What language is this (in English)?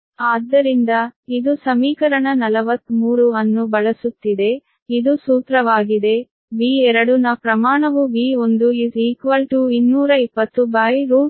Kannada